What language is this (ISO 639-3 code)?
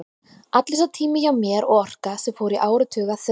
isl